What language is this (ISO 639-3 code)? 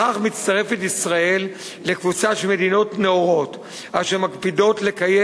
heb